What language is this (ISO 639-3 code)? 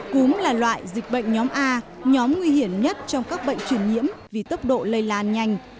vie